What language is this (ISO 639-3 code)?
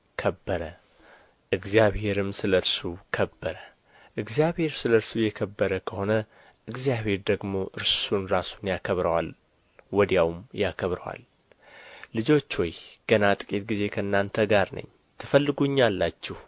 amh